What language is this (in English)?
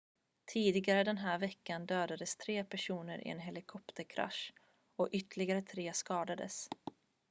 Swedish